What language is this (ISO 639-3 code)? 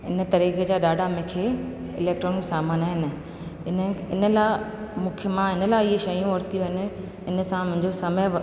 snd